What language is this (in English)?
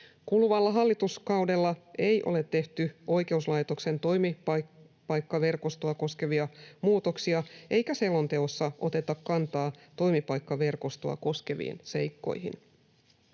Finnish